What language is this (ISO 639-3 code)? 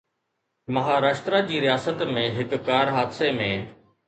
snd